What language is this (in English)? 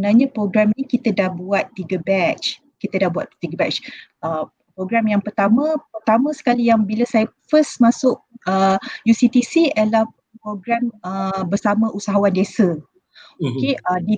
Malay